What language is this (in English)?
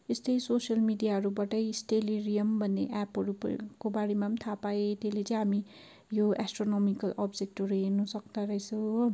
Nepali